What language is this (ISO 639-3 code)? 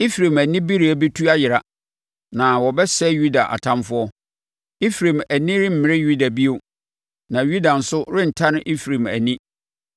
aka